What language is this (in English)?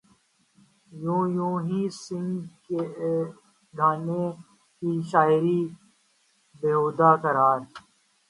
Urdu